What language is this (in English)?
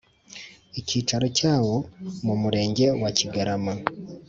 Kinyarwanda